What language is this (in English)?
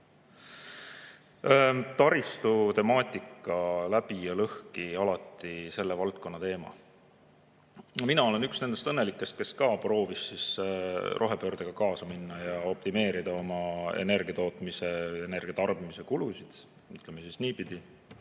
Estonian